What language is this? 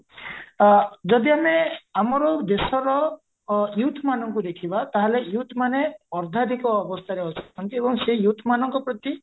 Odia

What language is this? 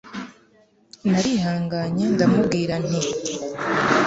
Kinyarwanda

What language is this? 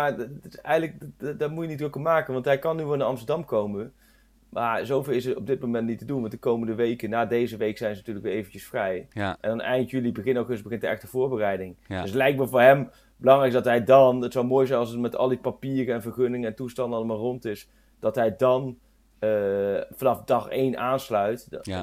Dutch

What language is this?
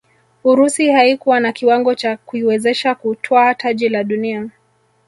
Swahili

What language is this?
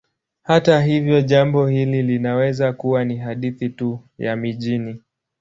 Swahili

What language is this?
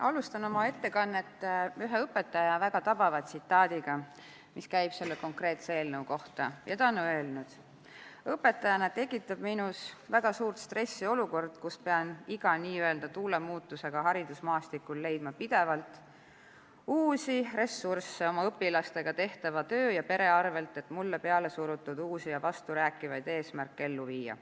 Estonian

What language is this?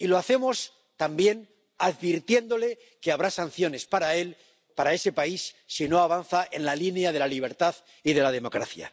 Spanish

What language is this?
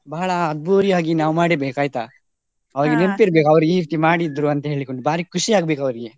Kannada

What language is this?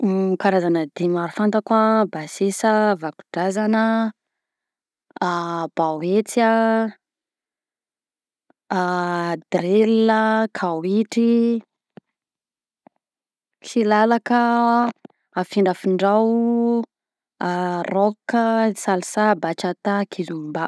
Southern Betsimisaraka Malagasy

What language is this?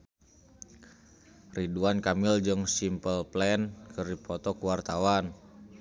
Sundanese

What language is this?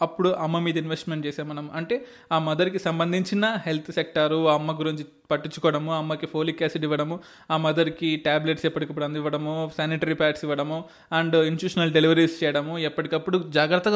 Telugu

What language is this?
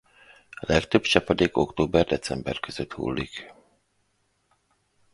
Hungarian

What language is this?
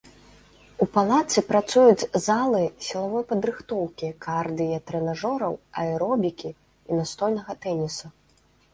Belarusian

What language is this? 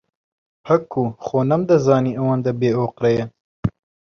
Central Kurdish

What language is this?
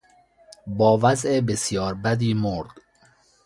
Persian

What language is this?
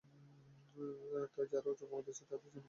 Bangla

